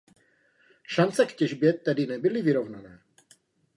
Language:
Czech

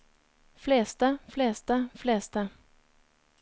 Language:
Norwegian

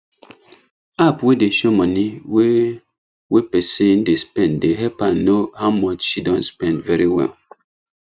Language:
Nigerian Pidgin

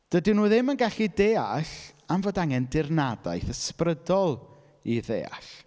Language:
Welsh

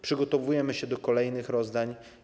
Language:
Polish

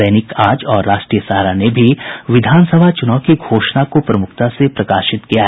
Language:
Hindi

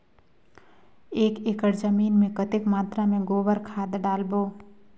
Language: Chhattisgarhi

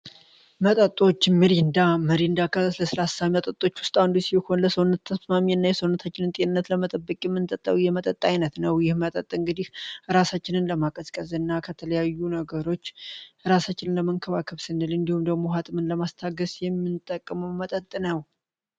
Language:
Amharic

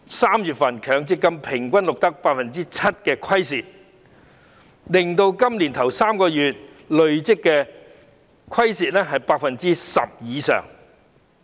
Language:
Cantonese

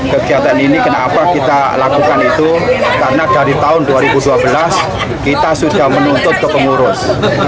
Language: Indonesian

